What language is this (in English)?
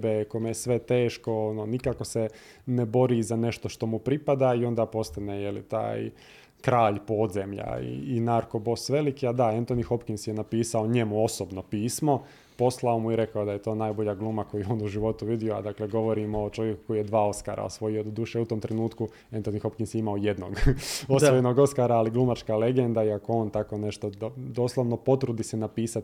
Croatian